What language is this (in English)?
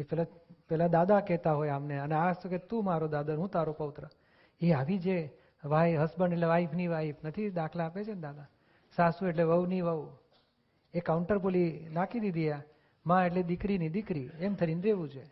Gujarati